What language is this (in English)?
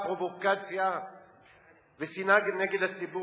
Hebrew